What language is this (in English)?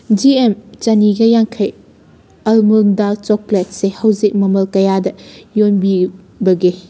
Manipuri